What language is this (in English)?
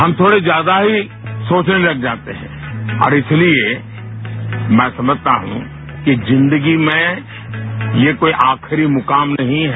Hindi